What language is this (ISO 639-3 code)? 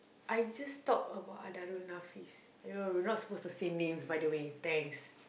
eng